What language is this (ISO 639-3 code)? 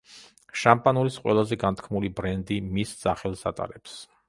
kat